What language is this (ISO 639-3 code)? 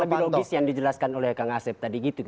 ind